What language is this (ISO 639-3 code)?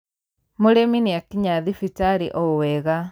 kik